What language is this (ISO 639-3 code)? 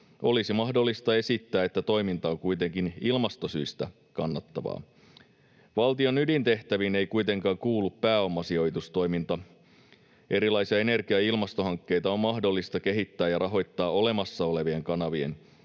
fin